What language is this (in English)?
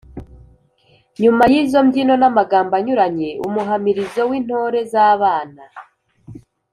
Kinyarwanda